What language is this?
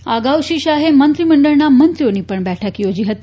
Gujarati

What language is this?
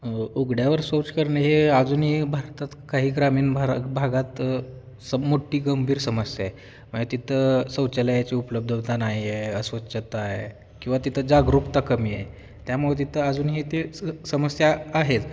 Marathi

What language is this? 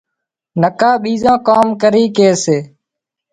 Wadiyara Koli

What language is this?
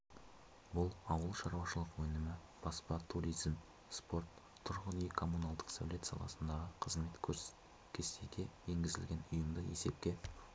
Kazakh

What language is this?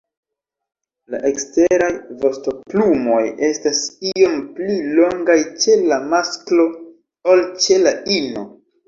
Esperanto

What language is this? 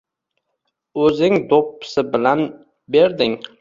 Uzbek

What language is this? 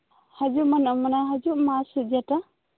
Santali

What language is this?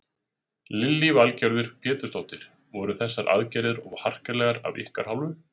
Icelandic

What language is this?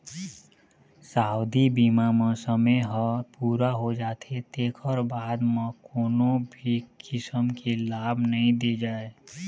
Chhattisgarhi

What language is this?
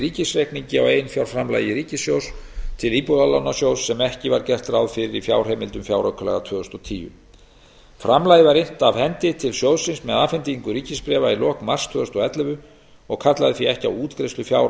Icelandic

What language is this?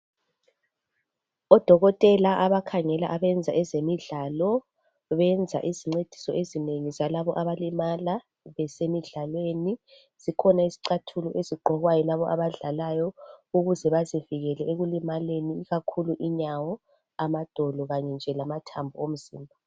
North Ndebele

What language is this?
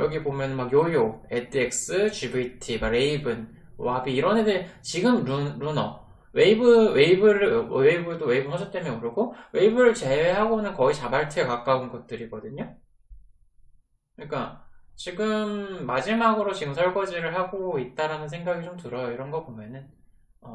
Korean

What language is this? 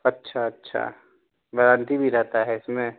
Urdu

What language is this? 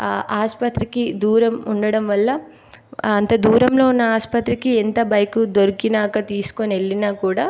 Telugu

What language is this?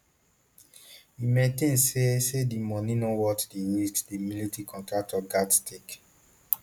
Nigerian Pidgin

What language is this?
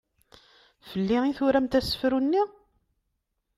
Kabyle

